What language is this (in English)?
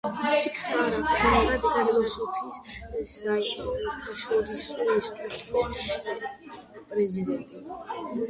Georgian